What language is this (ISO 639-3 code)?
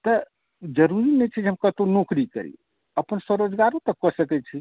mai